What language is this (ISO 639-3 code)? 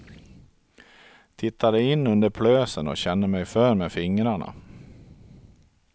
swe